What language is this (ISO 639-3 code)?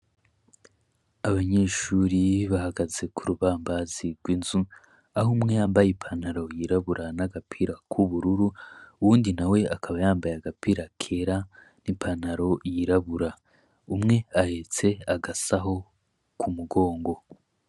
run